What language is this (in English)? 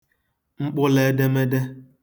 Igbo